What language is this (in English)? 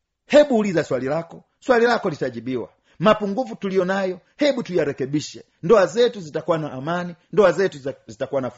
Swahili